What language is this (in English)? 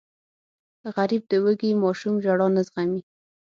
Pashto